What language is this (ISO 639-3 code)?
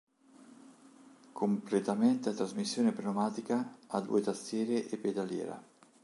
ita